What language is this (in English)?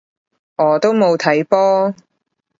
Cantonese